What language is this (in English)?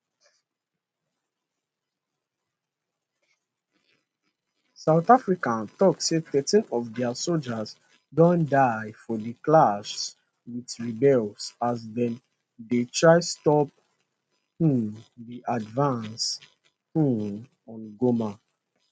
Nigerian Pidgin